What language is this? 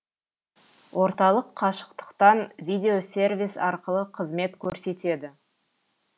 Kazakh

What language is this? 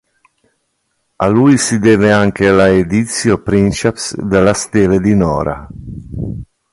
Italian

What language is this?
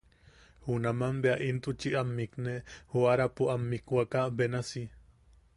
Yaqui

